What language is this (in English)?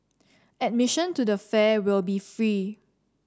English